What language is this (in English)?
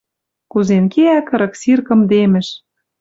Western Mari